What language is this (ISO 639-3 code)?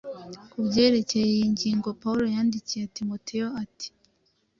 kin